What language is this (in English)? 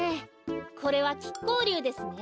Japanese